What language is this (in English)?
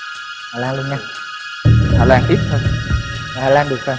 Vietnamese